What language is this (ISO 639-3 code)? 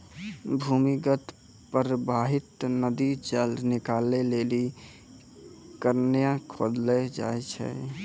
mai